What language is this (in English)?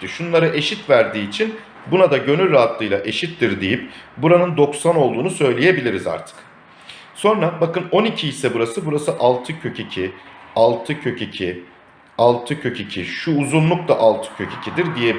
Turkish